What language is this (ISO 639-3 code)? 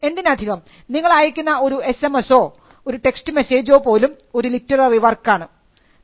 mal